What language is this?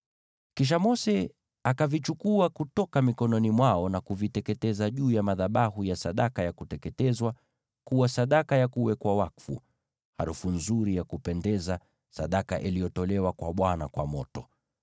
Swahili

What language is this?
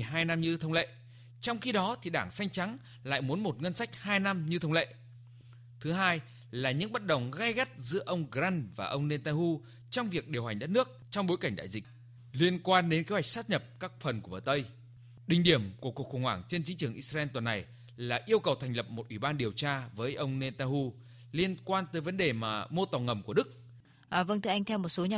Vietnamese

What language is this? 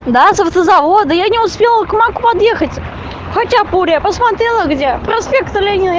Russian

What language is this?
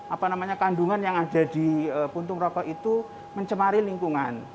Indonesian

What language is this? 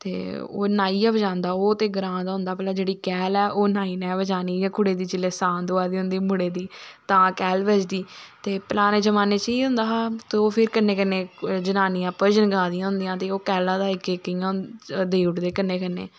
Dogri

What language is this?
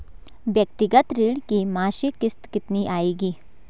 Hindi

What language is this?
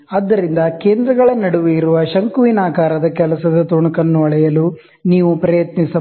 Kannada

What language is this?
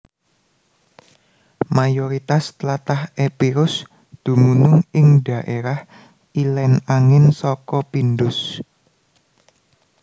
Javanese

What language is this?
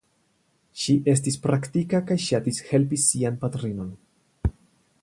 Esperanto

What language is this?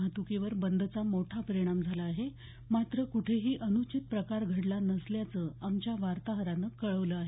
Marathi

